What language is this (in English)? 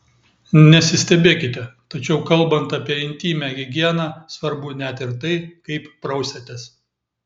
Lithuanian